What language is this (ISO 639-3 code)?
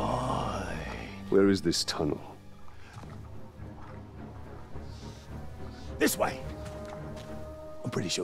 ara